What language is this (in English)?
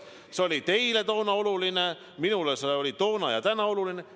Estonian